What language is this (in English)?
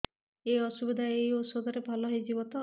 Odia